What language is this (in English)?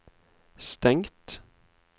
Norwegian